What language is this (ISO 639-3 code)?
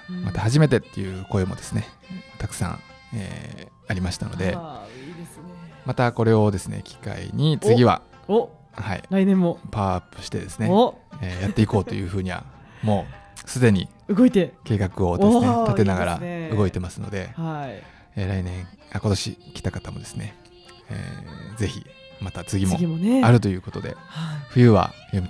jpn